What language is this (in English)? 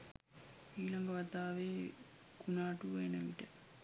Sinhala